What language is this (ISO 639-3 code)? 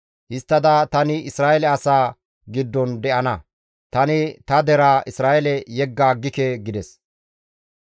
gmv